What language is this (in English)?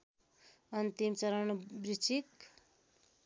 Nepali